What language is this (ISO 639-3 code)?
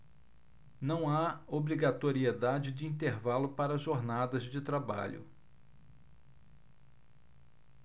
por